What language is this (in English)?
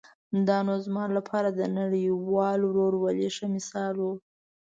Pashto